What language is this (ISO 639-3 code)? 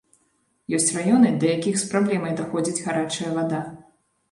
bel